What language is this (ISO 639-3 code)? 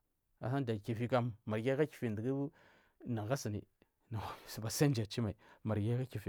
mfm